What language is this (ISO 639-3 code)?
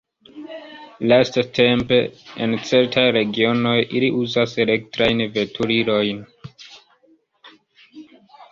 epo